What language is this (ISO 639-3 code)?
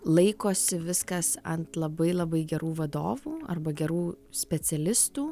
lit